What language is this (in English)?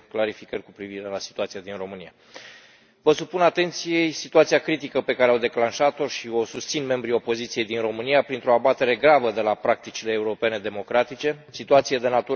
Romanian